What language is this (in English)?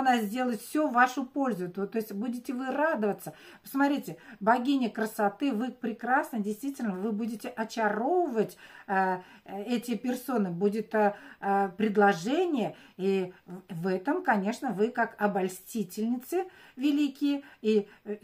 Russian